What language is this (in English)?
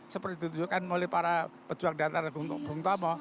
Indonesian